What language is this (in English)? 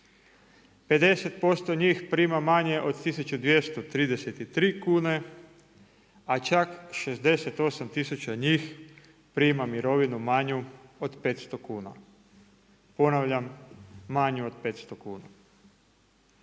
Croatian